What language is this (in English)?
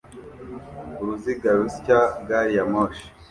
Kinyarwanda